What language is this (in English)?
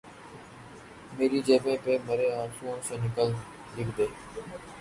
Urdu